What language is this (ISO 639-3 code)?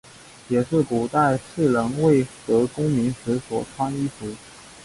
zho